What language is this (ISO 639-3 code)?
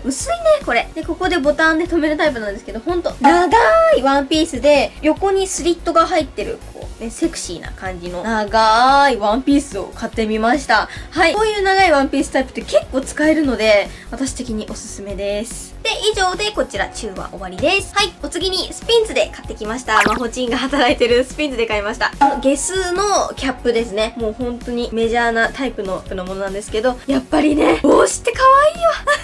jpn